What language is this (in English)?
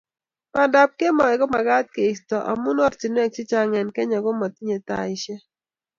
Kalenjin